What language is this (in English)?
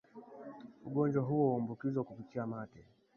Swahili